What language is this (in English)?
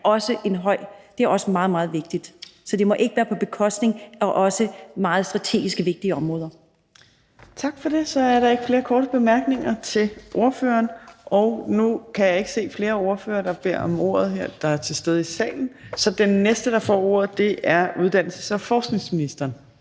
Danish